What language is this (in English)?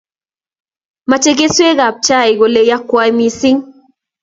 Kalenjin